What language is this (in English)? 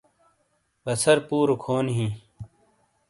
Shina